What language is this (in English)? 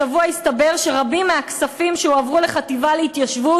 Hebrew